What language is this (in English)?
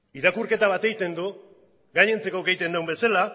Basque